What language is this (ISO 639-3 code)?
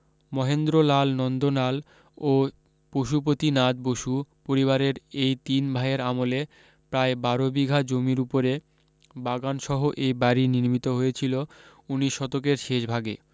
ben